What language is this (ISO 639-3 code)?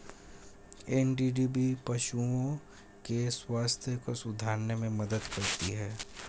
hin